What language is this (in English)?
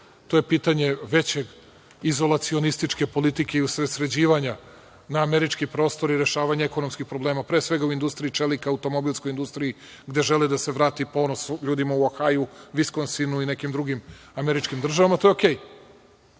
Serbian